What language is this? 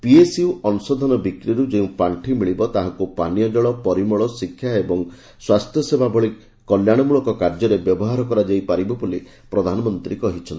Odia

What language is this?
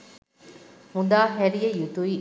Sinhala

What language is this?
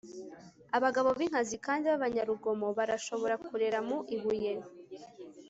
Kinyarwanda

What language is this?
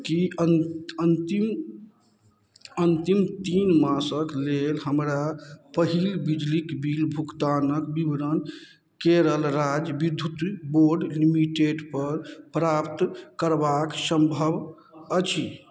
Maithili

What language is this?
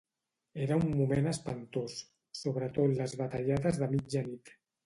Catalan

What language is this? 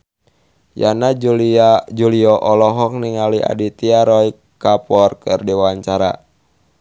Sundanese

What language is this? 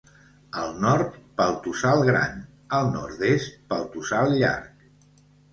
Catalan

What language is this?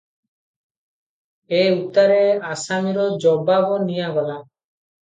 Odia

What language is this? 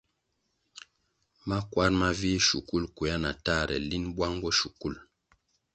Kwasio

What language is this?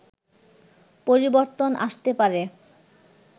Bangla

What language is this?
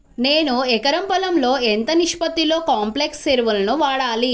Telugu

